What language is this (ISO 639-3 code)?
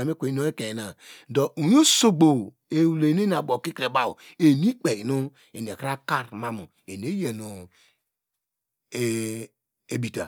deg